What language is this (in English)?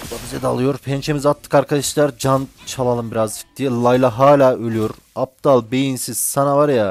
Turkish